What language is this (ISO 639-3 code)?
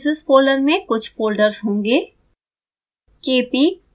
hin